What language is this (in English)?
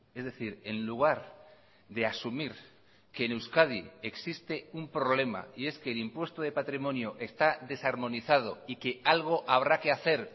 Spanish